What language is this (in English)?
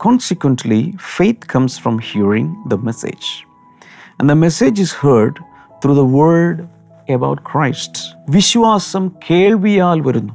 Malayalam